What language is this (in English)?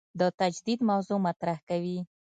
Pashto